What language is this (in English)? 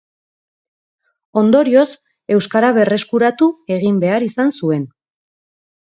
Basque